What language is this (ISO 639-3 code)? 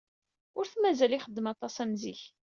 kab